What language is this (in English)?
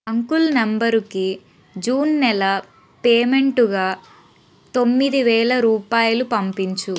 Telugu